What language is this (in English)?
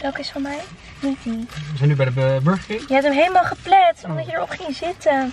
Dutch